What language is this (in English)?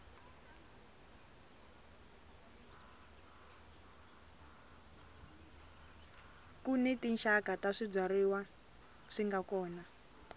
Tsonga